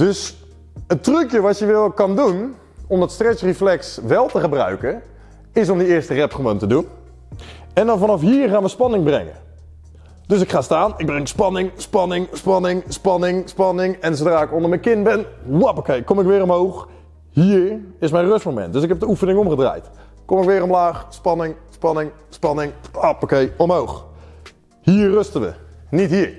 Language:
Dutch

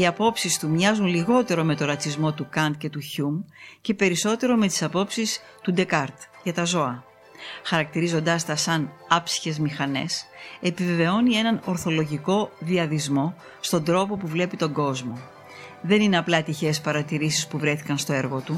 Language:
Greek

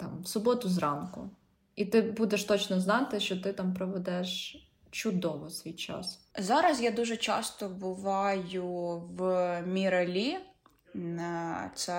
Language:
Ukrainian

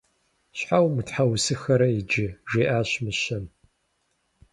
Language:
Kabardian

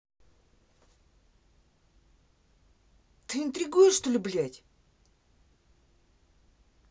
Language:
Russian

